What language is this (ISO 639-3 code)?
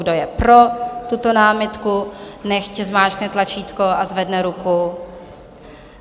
ces